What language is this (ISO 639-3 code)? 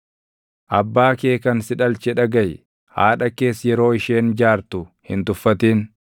orm